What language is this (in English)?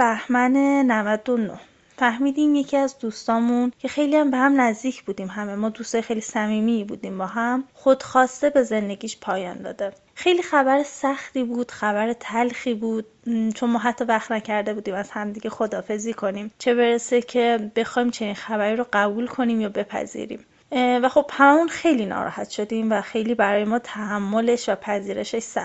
Persian